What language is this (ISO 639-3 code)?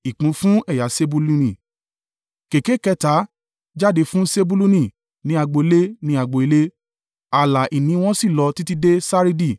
yor